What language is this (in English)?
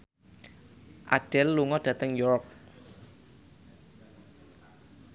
Javanese